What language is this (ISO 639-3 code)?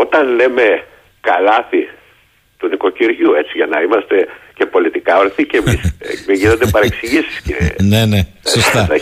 ell